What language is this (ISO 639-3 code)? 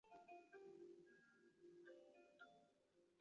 zho